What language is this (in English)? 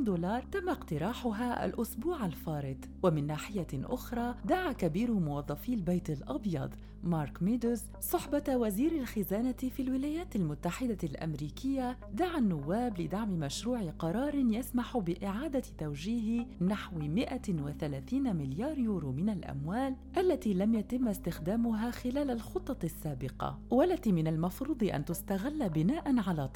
Arabic